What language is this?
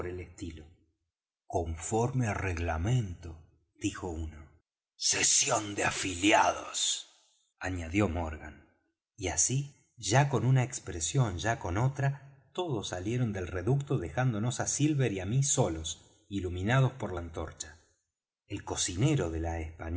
Spanish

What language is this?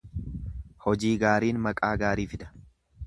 Oromo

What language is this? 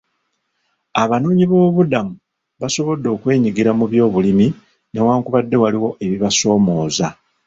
Ganda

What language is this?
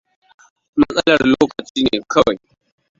Hausa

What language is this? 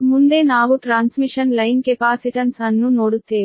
Kannada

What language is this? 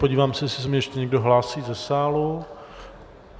Czech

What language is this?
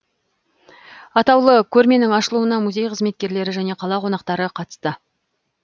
Kazakh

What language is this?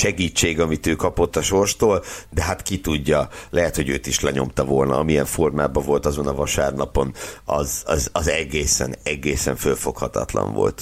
Hungarian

